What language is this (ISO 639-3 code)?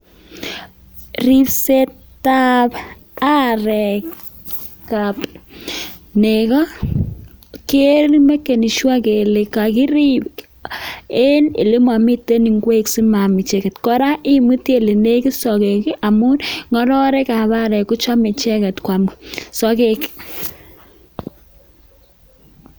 kln